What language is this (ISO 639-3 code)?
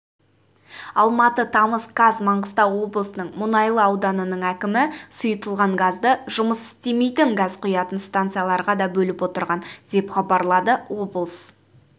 kaz